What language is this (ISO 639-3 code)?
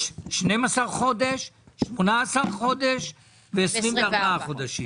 heb